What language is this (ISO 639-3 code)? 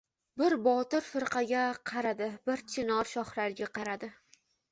uzb